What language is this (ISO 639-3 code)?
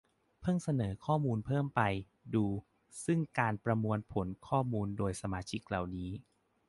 tha